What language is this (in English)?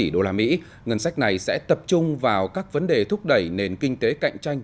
Vietnamese